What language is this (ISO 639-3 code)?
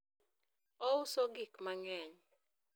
luo